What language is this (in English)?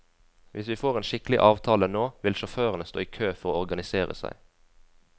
Norwegian